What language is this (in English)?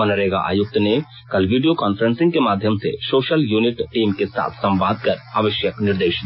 Hindi